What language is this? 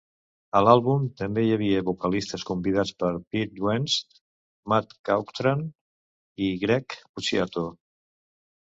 Catalan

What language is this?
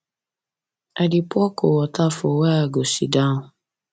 Nigerian Pidgin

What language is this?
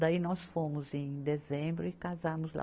Portuguese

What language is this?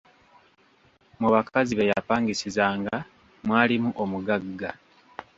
Ganda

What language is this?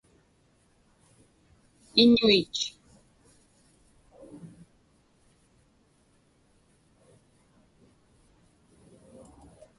Inupiaq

